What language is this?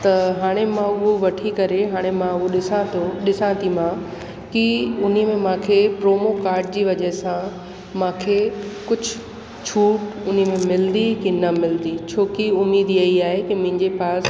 Sindhi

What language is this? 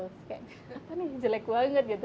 Indonesian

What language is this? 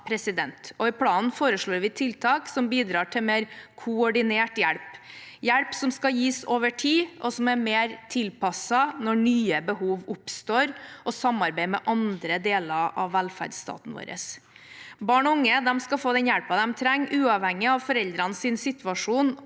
Norwegian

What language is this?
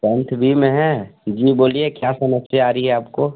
Hindi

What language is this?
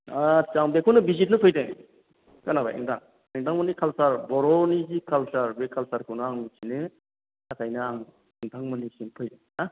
Bodo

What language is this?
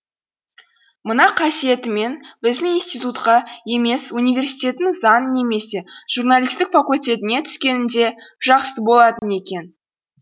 Kazakh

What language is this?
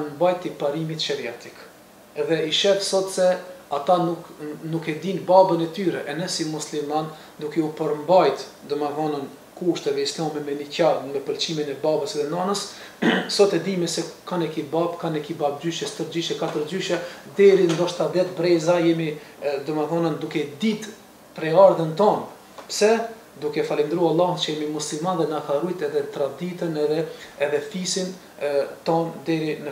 Romanian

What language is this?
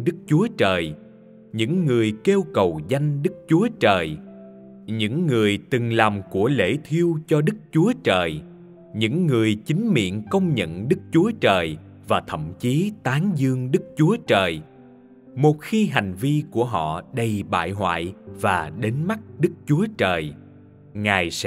Vietnamese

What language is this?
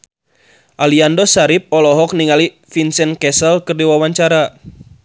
Sundanese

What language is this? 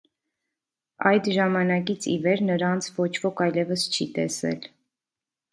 Armenian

